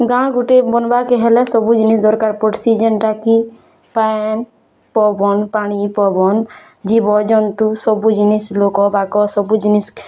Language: Odia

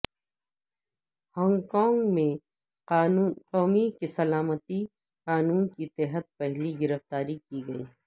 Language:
Urdu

